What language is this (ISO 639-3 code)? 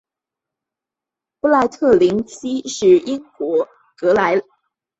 zho